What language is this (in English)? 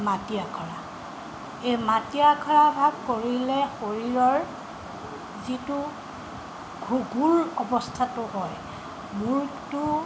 Assamese